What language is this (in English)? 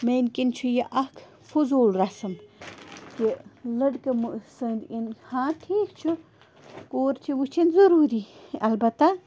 Kashmiri